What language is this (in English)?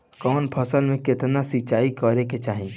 Bhojpuri